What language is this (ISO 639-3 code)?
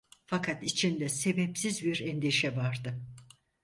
tur